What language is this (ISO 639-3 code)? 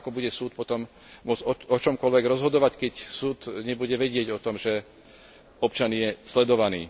slk